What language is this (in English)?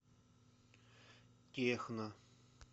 Russian